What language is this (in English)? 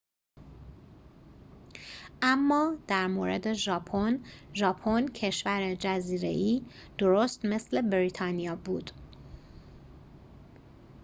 Persian